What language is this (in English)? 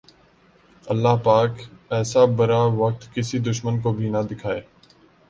Urdu